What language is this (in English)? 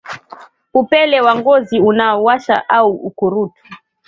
Swahili